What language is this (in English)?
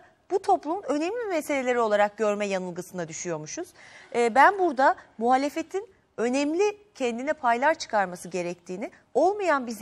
Turkish